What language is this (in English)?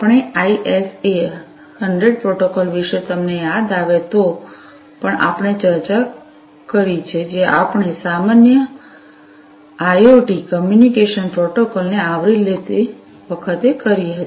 Gujarati